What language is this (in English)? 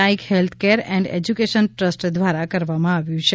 Gujarati